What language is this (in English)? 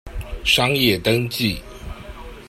Chinese